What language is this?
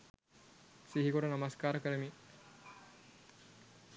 Sinhala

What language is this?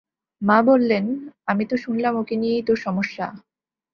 Bangla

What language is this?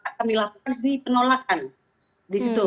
Indonesian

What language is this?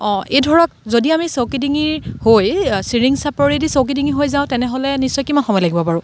Assamese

